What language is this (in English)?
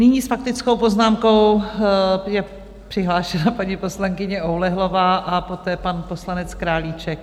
Czech